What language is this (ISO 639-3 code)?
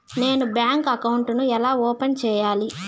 tel